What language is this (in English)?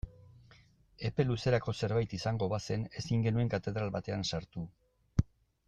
Basque